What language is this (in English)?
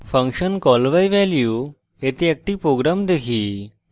Bangla